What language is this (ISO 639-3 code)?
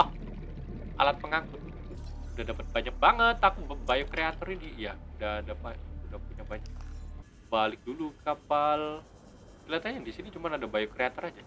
ind